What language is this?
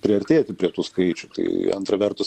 Lithuanian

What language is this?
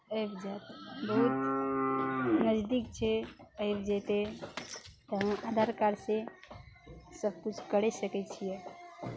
Maithili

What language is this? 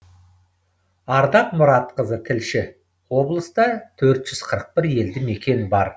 Kazakh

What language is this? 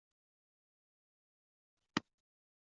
Uzbek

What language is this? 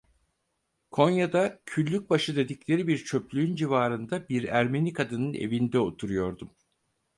Turkish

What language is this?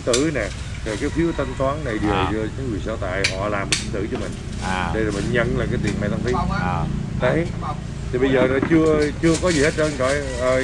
Vietnamese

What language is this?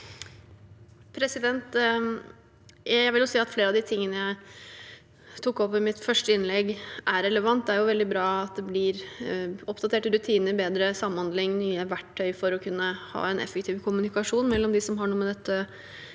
Norwegian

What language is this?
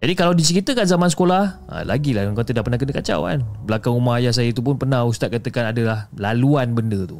Malay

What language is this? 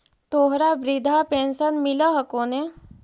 Magahi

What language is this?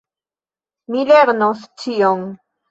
Esperanto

